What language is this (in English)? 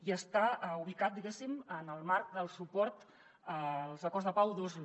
Catalan